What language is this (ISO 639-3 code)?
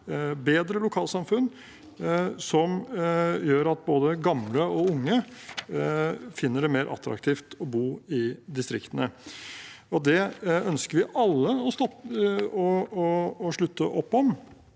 nor